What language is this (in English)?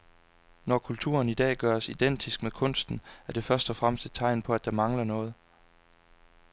Danish